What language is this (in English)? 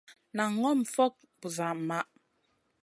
Masana